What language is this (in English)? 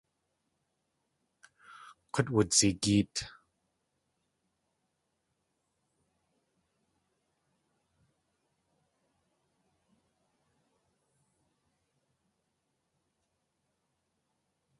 Tlingit